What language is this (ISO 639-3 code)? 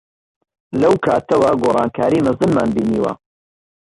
ckb